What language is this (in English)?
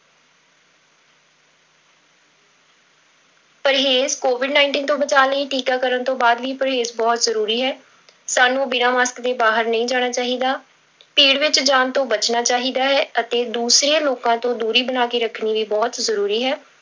Punjabi